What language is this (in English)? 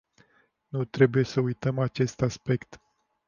Romanian